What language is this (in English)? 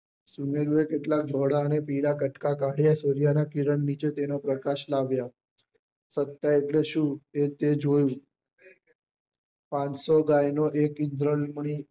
Gujarati